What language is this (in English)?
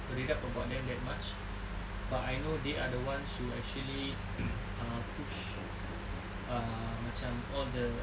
English